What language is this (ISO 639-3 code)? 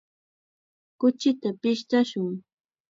qxa